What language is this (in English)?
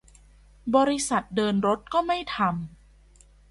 Thai